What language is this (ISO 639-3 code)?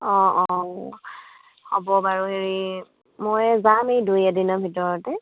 asm